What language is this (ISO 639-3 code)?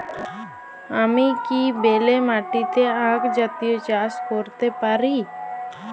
ben